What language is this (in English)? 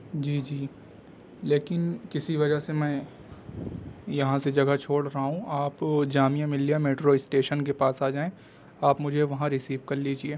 Urdu